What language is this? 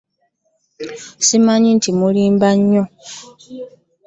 Ganda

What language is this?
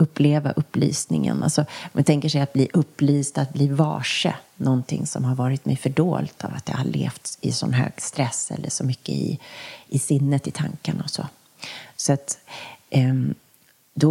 Swedish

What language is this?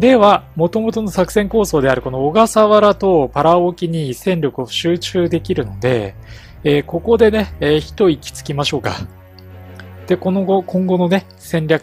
Japanese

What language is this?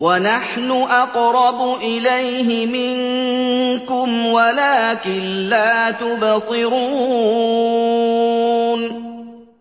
Arabic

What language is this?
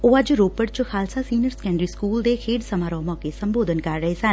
Punjabi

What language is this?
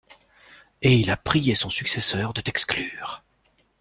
French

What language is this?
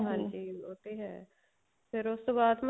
Punjabi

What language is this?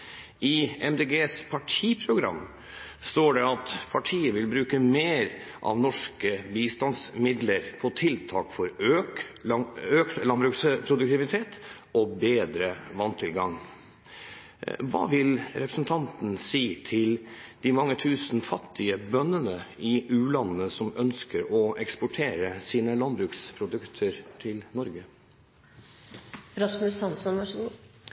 Norwegian Bokmål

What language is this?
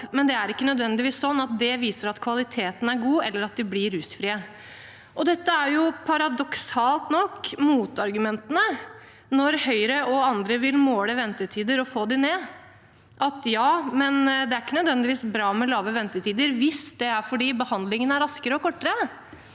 Norwegian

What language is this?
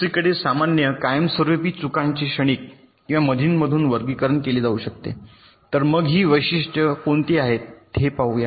Marathi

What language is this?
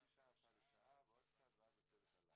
Hebrew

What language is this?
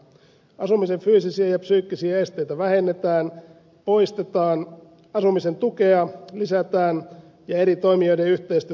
Finnish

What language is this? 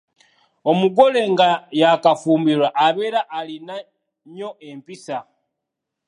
Ganda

